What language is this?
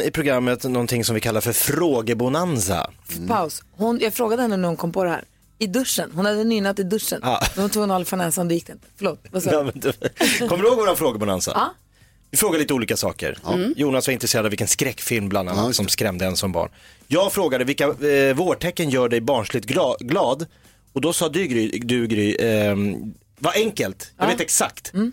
Swedish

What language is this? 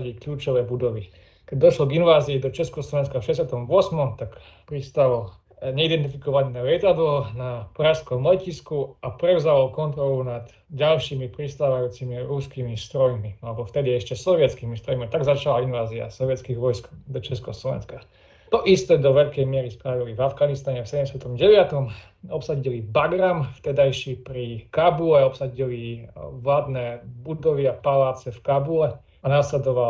Slovak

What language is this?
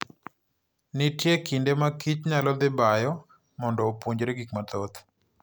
Luo (Kenya and Tanzania)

